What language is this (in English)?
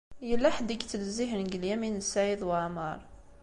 Kabyle